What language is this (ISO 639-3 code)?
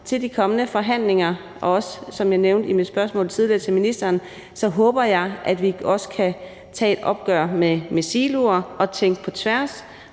dan